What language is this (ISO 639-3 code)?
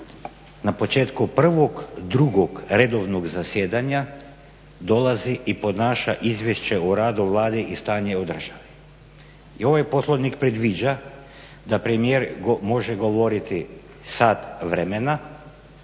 hrv